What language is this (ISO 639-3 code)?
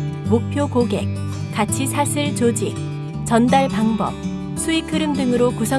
kor